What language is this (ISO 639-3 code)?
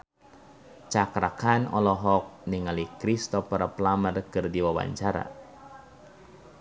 sun